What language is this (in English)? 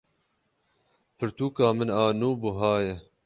Kurdish